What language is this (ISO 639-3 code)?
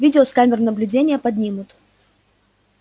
rus